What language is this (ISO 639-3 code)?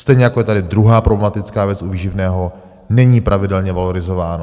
ces